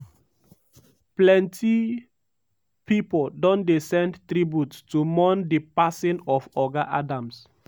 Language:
Nigerian Pidgin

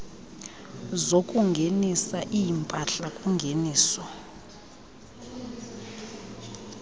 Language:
Xhosa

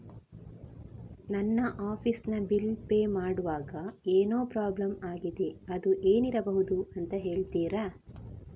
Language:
Kannada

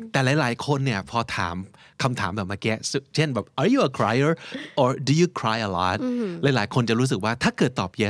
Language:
Thai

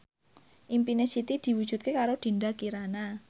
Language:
Javanese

